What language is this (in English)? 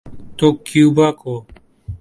Urdu